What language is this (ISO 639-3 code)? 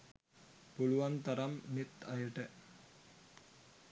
sin